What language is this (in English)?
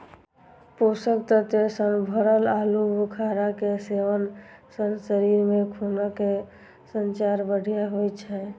Maithili